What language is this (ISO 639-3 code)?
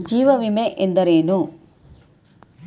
kan